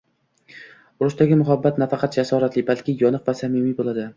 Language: Uzbek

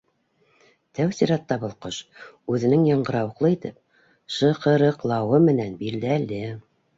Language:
Bashkir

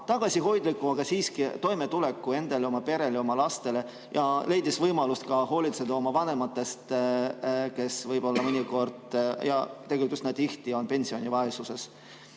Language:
Estonian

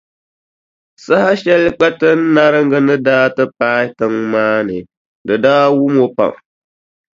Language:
Dagbani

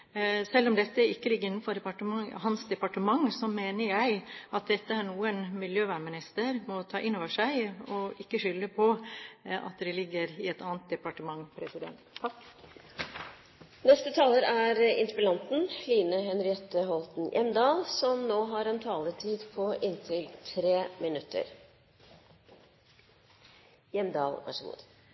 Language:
Norwegian Bokmål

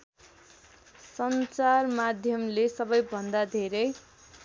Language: Nepali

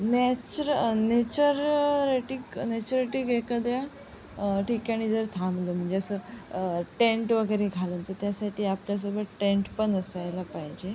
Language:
Marathi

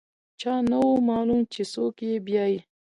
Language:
Pashto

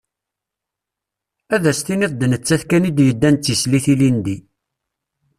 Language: Kabyle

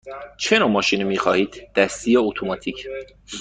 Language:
Persian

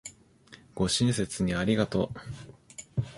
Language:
Japanese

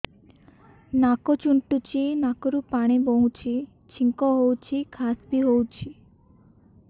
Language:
Odia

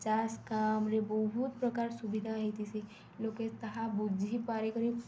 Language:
Odia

